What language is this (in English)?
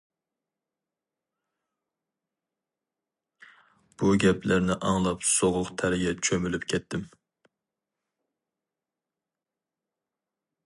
Uyghur